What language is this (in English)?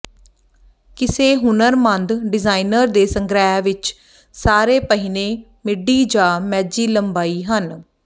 Punjabi